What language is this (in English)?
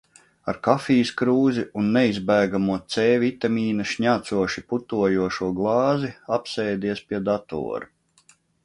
Latvian